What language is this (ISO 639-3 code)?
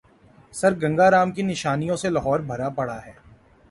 urd